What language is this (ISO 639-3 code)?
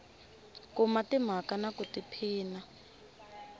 tso